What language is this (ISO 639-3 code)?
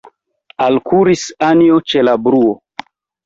epo